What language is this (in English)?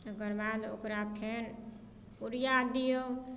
Maithili